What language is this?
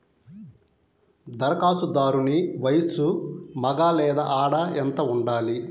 Telugu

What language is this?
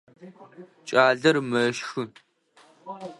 Adyghe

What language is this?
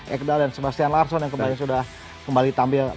Indonesian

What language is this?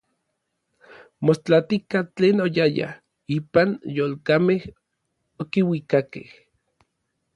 Orizaba Nahuatl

